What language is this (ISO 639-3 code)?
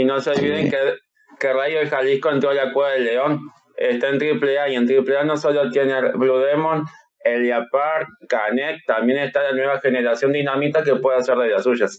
spa